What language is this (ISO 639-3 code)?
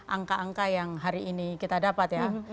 ind